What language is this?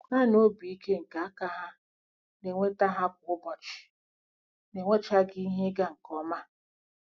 Igbo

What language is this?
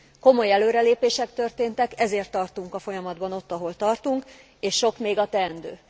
Hungarian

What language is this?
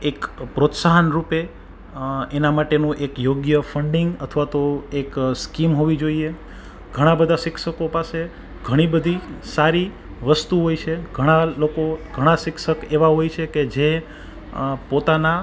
Gujarati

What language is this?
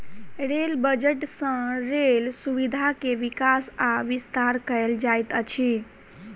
Maithili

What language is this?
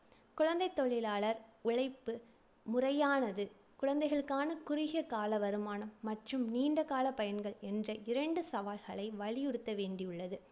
Tamil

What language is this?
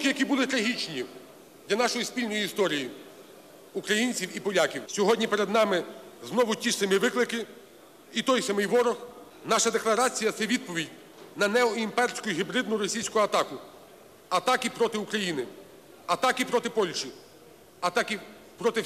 Russian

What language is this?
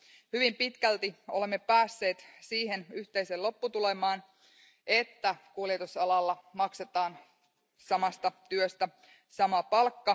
Finnish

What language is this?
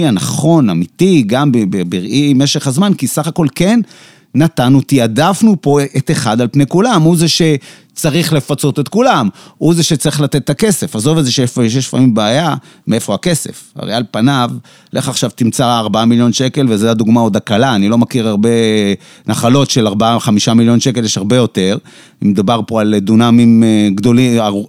Hebrew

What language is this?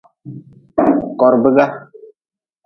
Nawdm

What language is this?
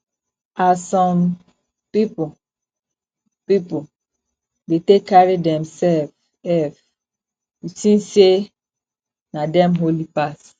Nigerian Pidgin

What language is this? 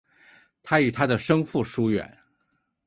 Chinese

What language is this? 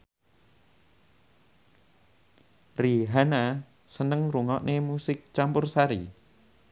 Javanese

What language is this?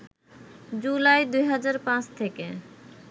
Bangla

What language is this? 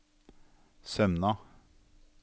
Norwegian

